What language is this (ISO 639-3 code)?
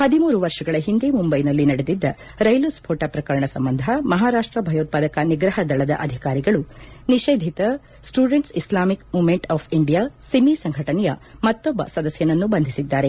kan